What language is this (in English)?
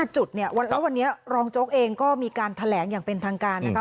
Thai